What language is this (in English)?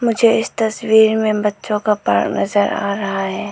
Hindi